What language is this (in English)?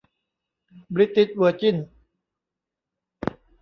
Thai